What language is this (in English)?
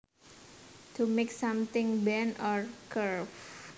Javanese